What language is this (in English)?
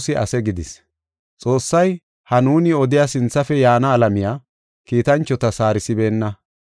Gofa